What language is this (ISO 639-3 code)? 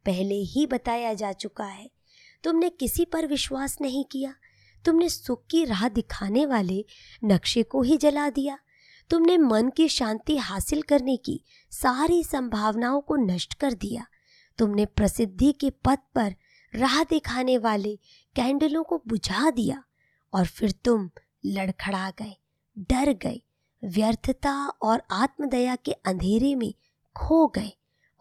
hin